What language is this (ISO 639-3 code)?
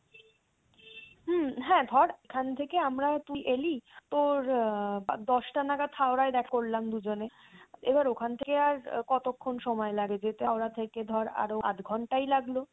ben